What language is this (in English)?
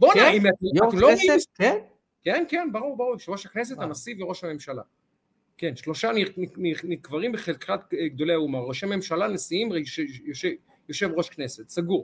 Hebrew